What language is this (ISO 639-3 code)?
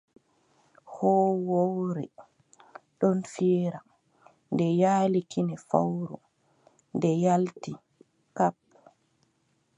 fub